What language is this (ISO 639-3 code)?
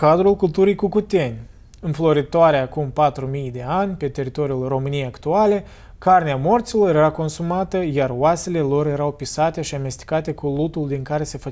ron